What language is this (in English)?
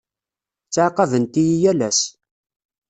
Kabyle